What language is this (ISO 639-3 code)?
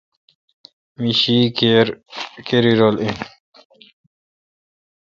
xka